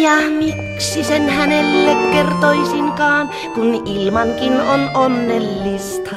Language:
Finnish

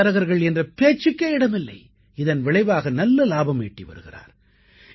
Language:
Tamil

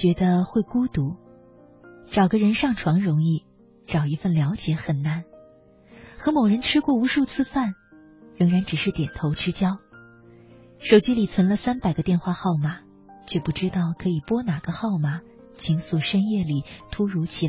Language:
Chinese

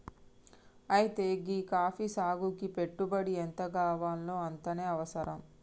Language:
Telugu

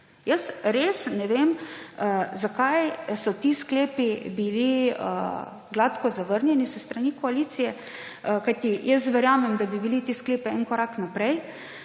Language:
Slovenian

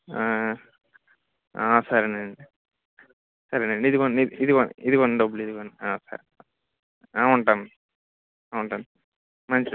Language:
Telugu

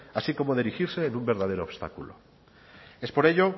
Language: Spanish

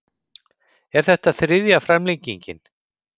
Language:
Icelandic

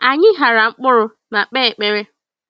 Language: Igbo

